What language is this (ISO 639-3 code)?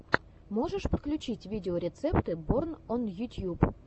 rus